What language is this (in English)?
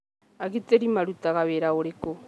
Kikuyu